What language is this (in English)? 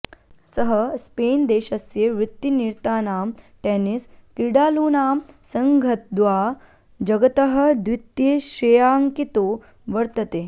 Sanskrit